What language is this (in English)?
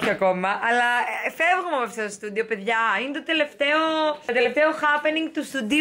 Greek